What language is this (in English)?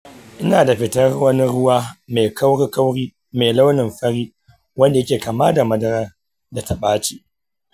Hausa